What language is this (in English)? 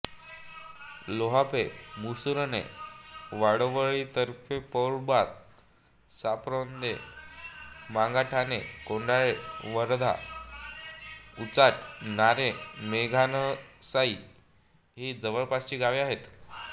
Marathi